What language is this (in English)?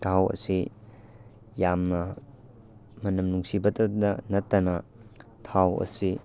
Manipuri